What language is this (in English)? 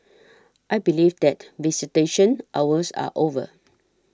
English